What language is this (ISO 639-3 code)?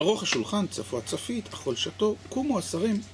heb